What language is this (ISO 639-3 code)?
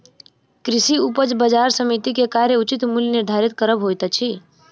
mai